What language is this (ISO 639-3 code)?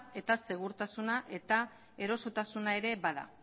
eus